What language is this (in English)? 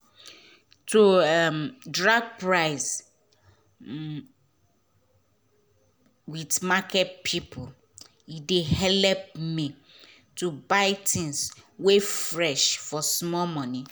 Nigerian Pidgin